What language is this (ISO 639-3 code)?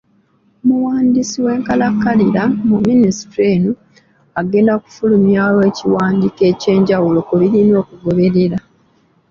lug